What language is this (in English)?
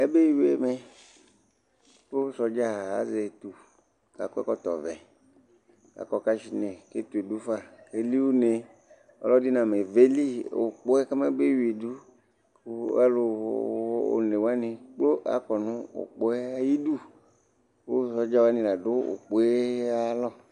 Ikposo